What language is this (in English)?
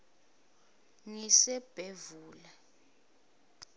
Swati